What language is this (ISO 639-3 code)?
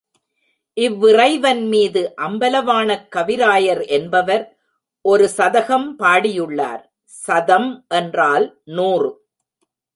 tam